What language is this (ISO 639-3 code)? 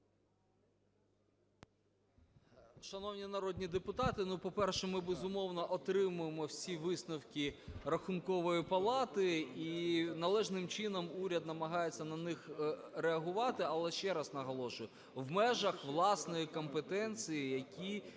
ukr